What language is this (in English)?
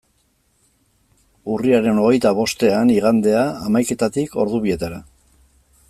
Basque